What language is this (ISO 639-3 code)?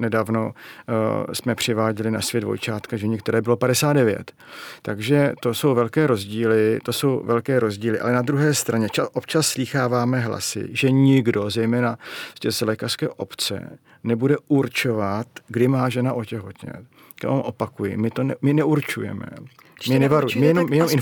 ces